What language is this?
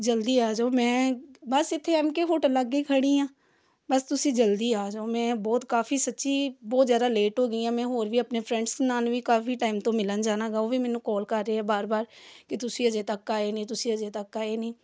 Punjabi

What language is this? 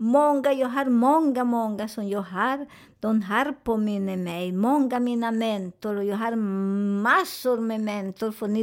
Swedish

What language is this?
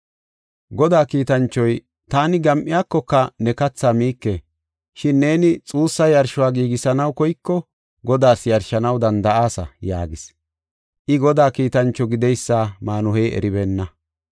Gofa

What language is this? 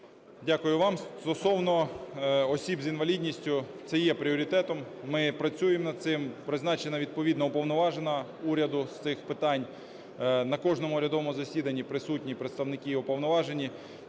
Ukrainian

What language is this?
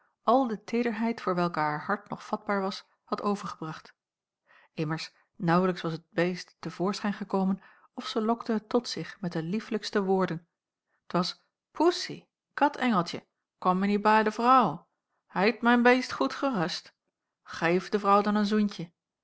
Dutch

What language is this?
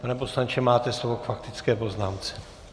Czech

